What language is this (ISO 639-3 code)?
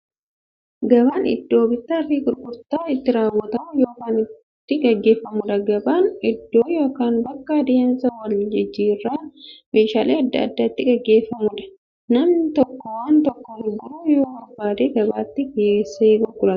orm